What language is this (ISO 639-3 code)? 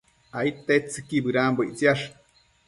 mcf